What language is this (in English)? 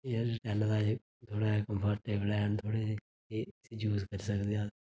Dogri